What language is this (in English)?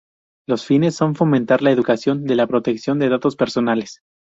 Spanish